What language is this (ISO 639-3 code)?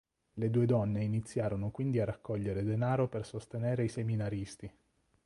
ita